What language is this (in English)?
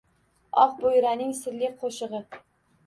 Uzbek